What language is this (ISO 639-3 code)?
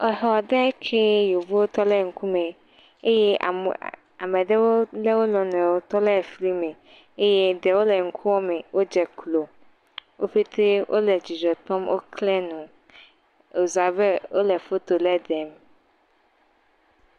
ewe